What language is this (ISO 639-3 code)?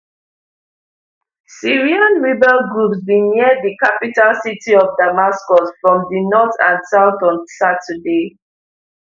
pcm